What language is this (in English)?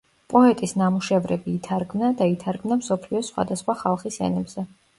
Georgian